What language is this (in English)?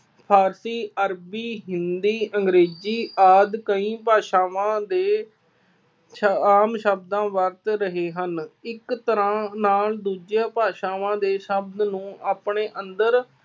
Punjabi